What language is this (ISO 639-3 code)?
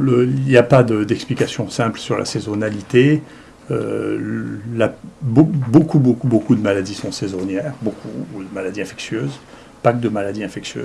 fra